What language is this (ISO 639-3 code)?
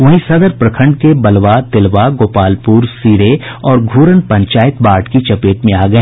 hin